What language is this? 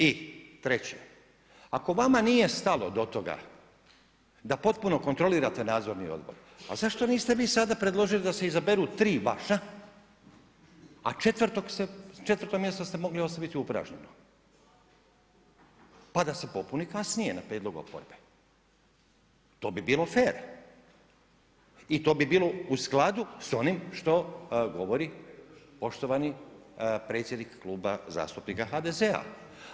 Croatian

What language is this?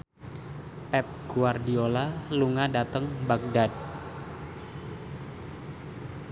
Javanese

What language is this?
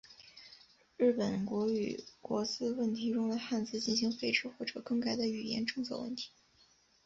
Chinese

